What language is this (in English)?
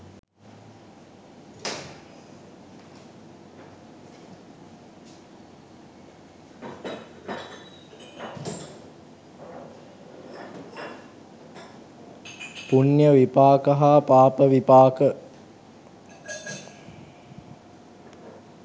Sinhala